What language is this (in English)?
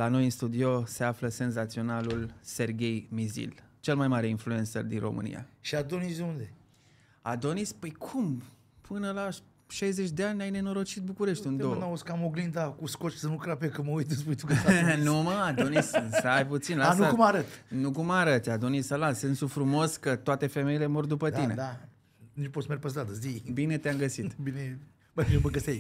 Romanian